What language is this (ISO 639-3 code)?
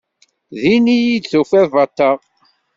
kab